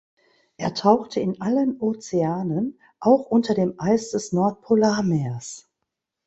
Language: German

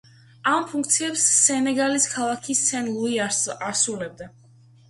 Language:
Georgian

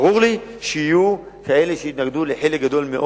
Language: Hebrew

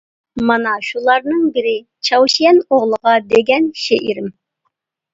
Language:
Uyghur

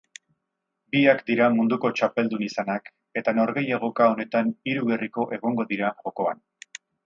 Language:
Basque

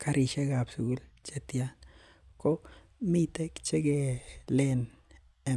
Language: Kalenjin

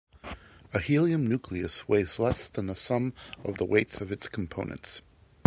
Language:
English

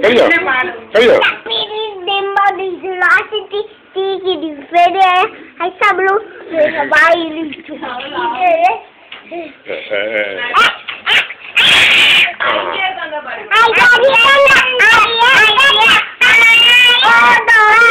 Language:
Vietnamese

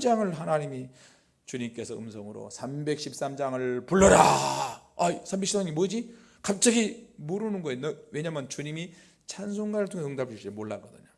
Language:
Korean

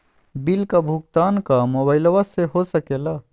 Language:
Magahi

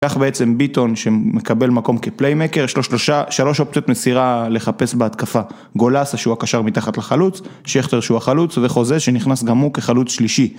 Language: Hebrew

